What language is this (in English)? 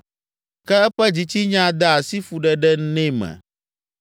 Ewe